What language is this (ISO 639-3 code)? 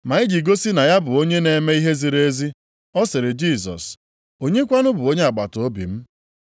ibo